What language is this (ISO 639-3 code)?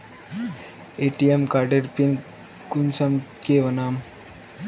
mag